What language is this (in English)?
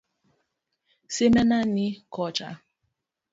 Luo (Kenya and Tanzania)